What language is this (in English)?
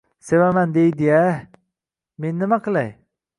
Uzbek